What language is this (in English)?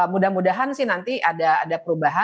Indonesian